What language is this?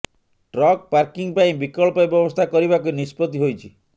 Odia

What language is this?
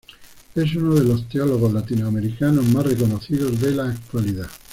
Spanish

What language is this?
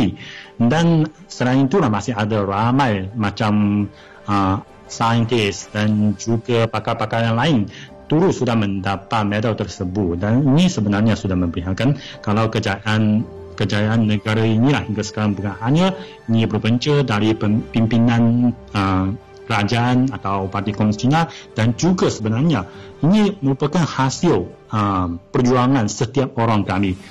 Malay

